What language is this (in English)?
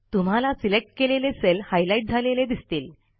Marathi